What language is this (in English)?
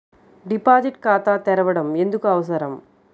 Telugu